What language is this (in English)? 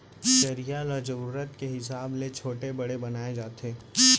Chhattisgarhi